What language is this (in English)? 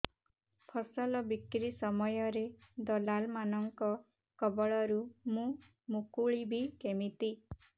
Odia